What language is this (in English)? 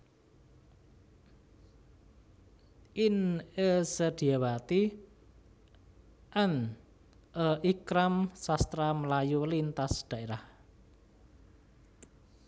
Javanese